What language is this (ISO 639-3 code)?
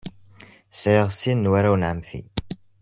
kab